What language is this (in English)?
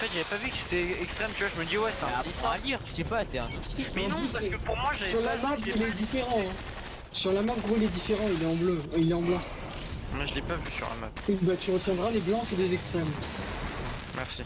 French